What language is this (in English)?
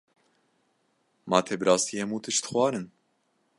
Kurdish